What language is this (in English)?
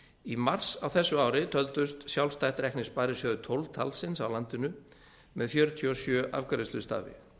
Icelandic